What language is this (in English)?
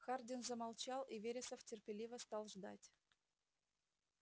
Russian